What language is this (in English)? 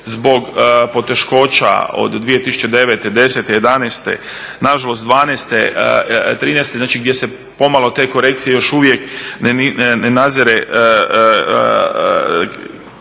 Croatian